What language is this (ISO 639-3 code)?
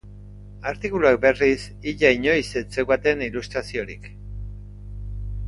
eus